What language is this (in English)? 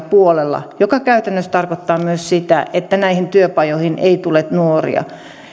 Finnish